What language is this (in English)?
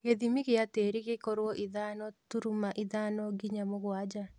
Kikuyu